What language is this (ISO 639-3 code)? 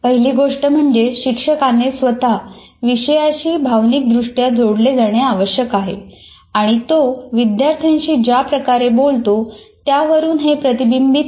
mar